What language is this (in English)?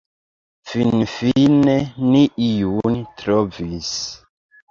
Esperanto